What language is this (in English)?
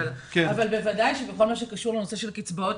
Hebrew